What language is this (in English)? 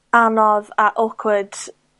Welsh